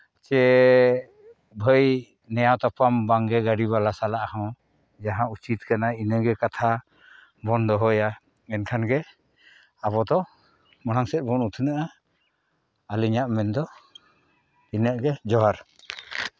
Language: Santali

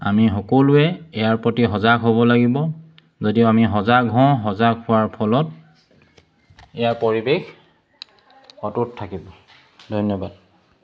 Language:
Assamese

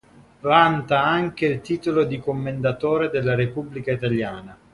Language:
Italian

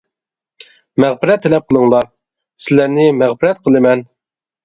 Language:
Uyghur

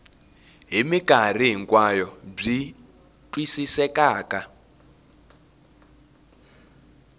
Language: Tsonga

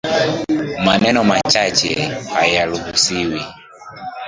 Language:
Swahili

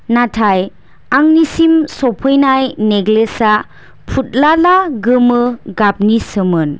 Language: Bodo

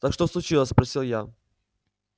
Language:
Russian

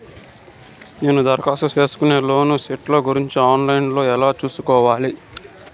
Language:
Telugu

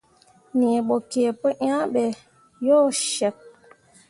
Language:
Mundang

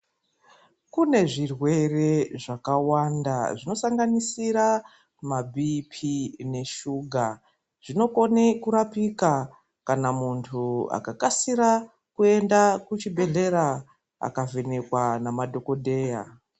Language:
Ndau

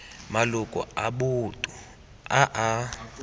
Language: Tswana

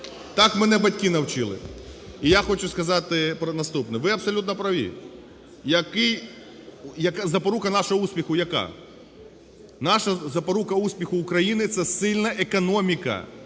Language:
Ukrainian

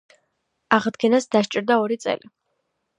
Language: Georgian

